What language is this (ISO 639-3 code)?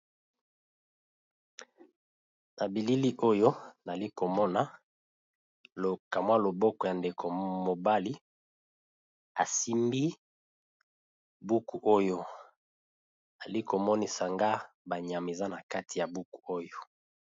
lin